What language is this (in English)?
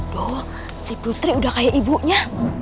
Indonesian